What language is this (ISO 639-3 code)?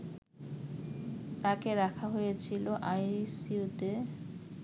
ben